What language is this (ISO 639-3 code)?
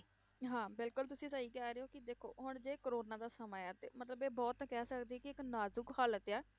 pan